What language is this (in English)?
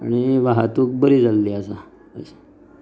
Konkani